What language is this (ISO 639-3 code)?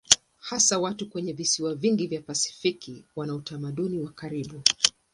swa